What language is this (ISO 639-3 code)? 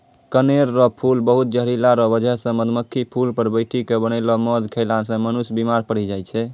mai